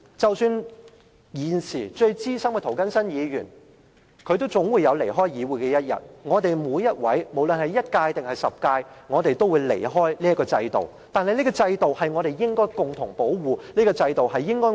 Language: Cantonese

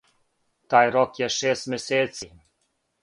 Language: Serbian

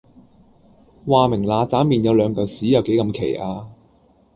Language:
Cantonese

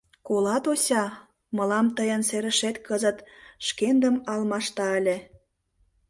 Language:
Mari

